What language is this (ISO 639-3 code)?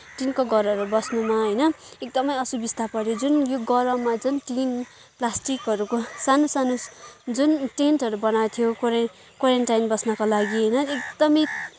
nep